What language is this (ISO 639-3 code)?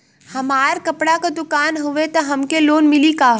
bho